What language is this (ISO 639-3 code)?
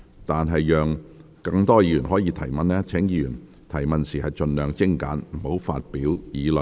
yue